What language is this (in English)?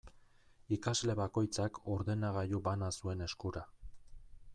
Basque